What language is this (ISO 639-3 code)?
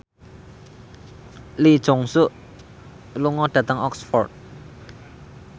jav